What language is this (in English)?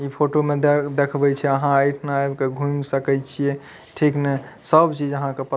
Maithili